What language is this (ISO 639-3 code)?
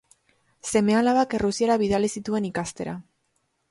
eus